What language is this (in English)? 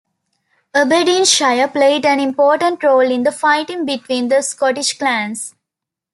English